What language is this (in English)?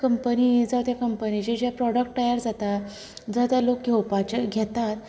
Konkani